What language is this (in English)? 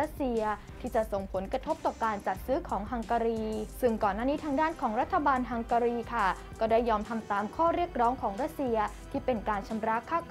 Thai